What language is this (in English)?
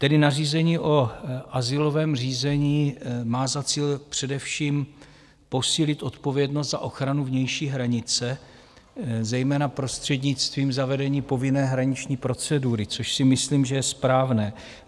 Czech